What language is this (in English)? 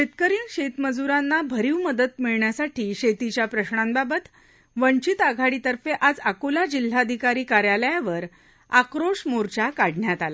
Marathi